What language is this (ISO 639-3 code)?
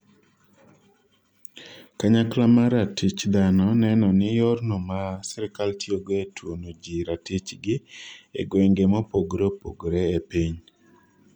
luo